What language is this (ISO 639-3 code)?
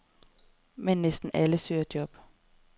dan